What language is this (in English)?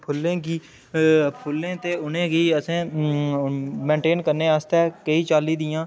Dogri